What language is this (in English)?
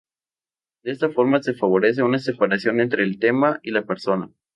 Spanish